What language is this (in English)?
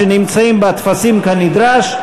Hebrew